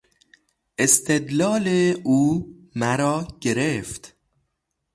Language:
Persian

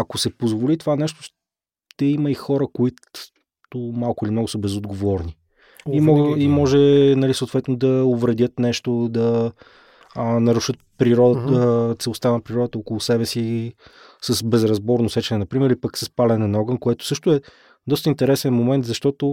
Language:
Bulgarian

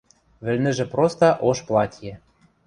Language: Western Mari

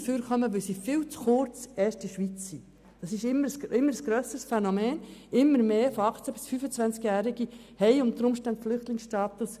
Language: Swiss German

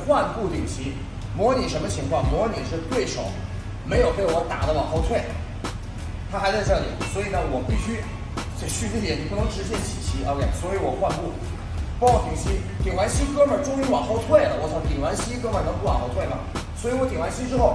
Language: Chinese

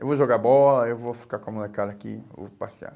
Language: Portuguese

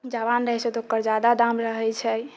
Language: Maithili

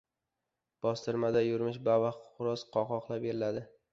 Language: Uzbek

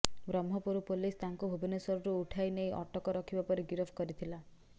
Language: Odia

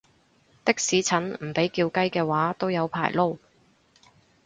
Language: Cantonese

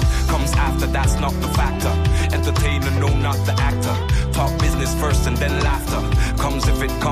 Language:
Hungarian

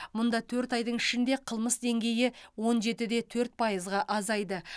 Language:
Kazakh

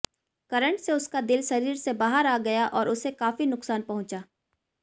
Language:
Hindi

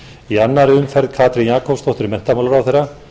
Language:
Icelandic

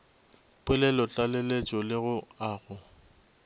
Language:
Northern Sotho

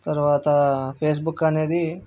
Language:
Telugu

